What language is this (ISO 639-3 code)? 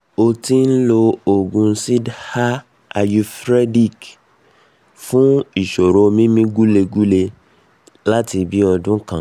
yor